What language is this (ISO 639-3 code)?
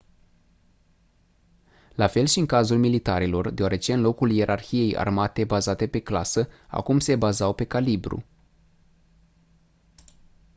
ron